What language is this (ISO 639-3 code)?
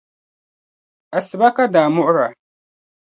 dag